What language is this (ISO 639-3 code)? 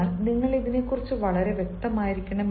mal